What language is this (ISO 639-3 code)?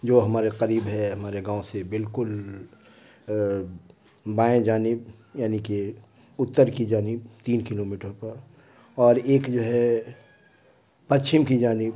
urd